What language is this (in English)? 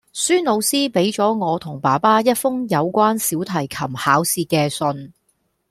Cantonese